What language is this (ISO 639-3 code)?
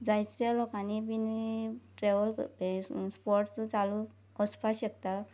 kok